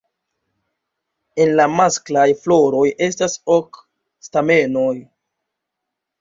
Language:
Esperanto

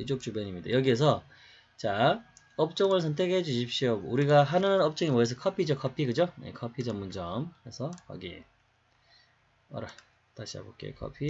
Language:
Korean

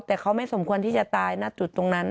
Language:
Thai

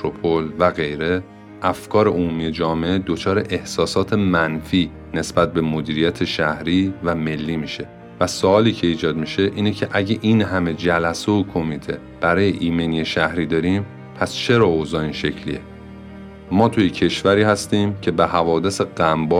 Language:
Persian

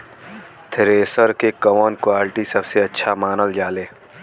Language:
Bhojpuri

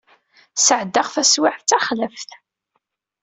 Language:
Kabyle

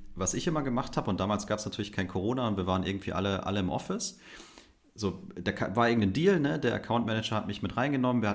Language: German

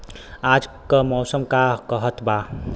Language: Bhojpuri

